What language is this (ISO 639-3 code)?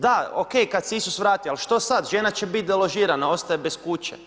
hrv